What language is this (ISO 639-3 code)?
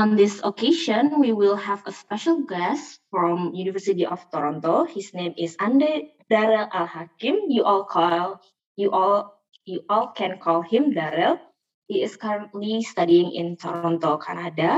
ind